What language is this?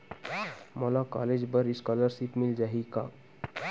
Chhattisgarhi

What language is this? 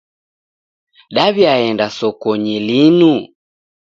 Taita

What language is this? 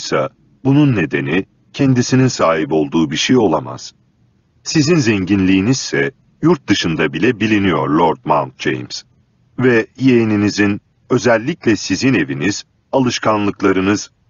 Turkish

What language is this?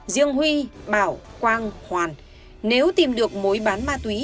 Vietnamese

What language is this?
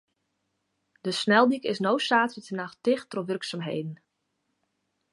Western Frisian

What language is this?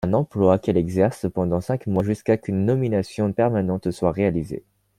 French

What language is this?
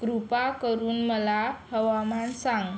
Marathi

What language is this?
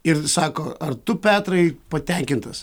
Lithuanian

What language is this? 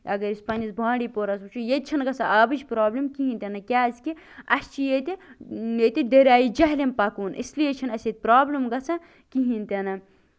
Kashmiri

